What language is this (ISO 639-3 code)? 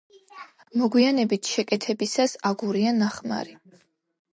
kat